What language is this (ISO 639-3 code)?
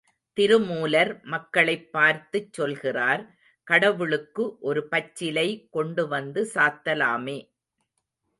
tam